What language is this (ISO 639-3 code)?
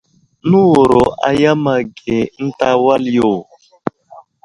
udl